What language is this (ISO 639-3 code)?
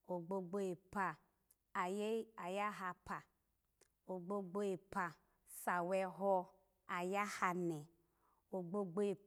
ala